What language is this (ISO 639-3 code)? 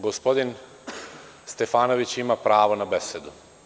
srp